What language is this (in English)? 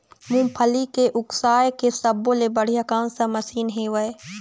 Chhattisgarhi